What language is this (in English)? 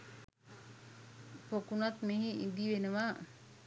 Sinhala